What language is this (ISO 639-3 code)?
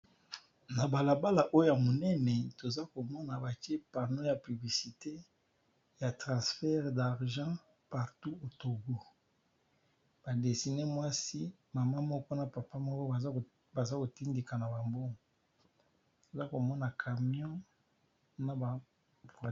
lin